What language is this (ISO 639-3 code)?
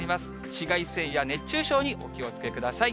jpn